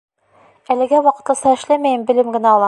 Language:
Bashkir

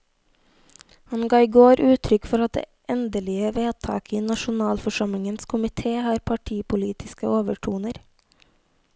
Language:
Norwegian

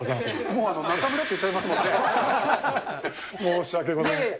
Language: Japanese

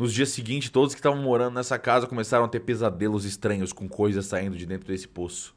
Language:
Portuguese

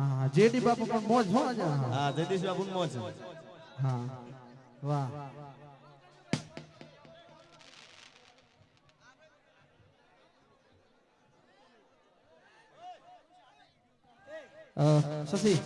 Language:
Gujarati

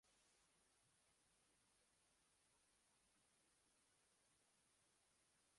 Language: Uzbek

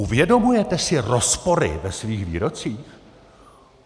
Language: Czech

